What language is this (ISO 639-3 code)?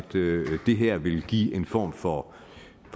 dan